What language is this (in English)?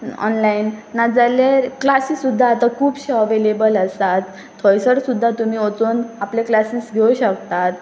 Konkani